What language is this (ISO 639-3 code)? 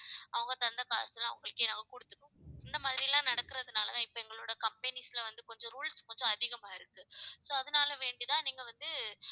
tam